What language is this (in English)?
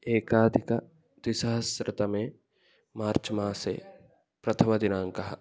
Sanskrit